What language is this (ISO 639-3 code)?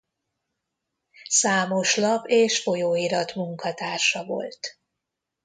hun